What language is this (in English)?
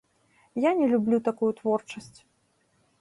Belarusian